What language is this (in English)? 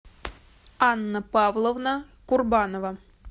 Russian